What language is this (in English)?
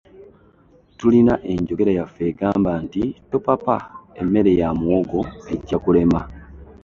Ganda